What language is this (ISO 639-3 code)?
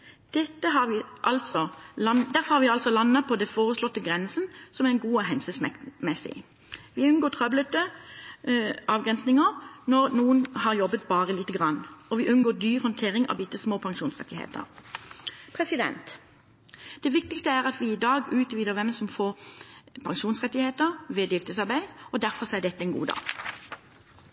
nob